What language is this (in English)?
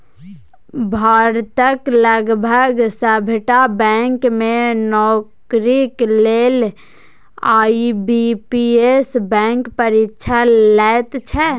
Maithili